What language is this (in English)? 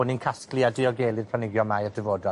Welsh